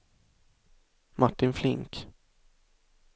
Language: Swedish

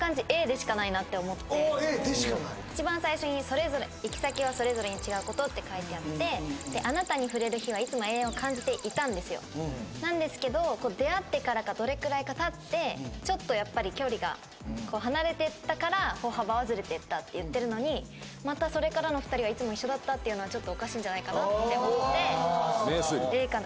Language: Japanese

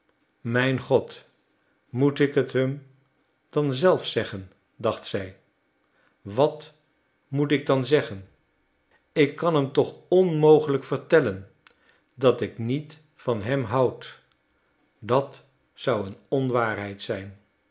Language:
Dutch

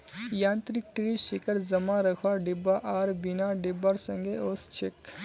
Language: Magahi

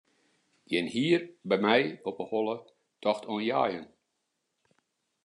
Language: Western Frisian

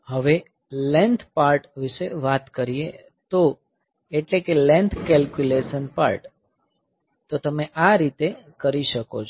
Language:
Gujarati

